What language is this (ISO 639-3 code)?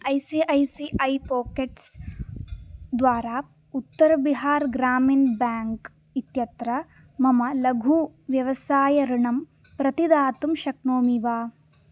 san